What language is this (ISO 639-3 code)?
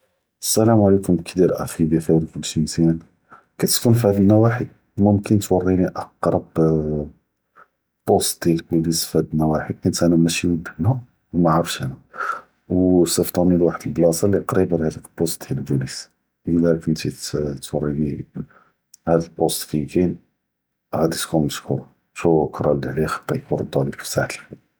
jrb